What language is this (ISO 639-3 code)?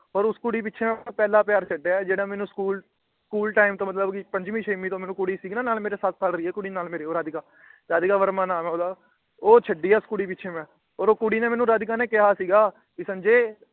pan